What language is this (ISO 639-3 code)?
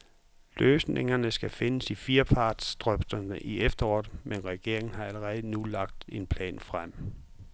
dan